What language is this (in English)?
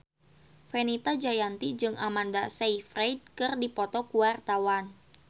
Sundanese